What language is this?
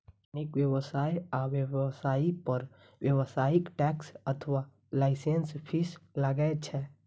Maithili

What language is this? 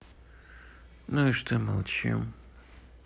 Russian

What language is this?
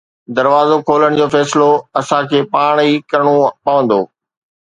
Sindhi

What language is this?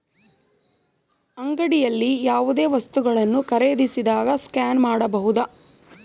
Kannada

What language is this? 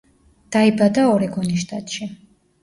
Georgian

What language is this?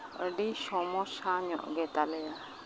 Santali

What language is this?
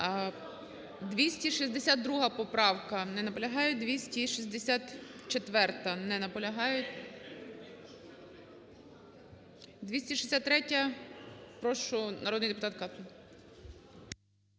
Ukrainian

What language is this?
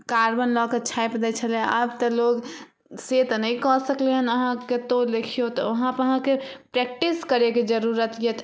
Maithili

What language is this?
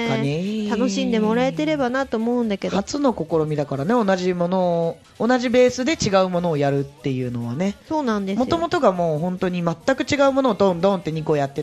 Japanese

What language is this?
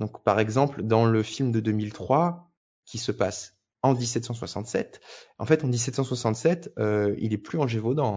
French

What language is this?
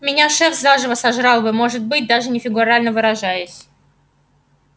Russian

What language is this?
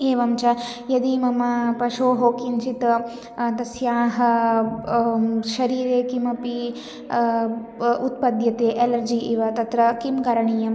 Sanskrit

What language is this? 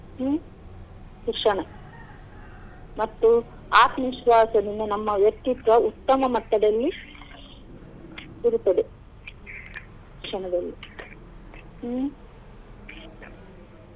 Kannada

